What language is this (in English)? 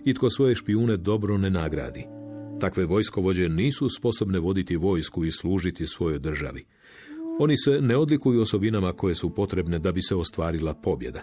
Croatian